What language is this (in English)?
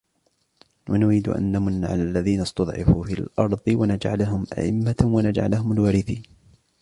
Arabic